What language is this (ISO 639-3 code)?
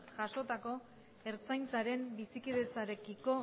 eus